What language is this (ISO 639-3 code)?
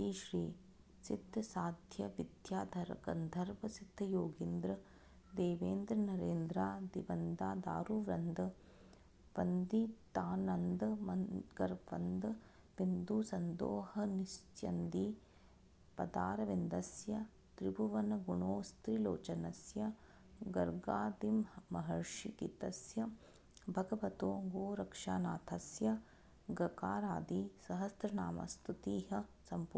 san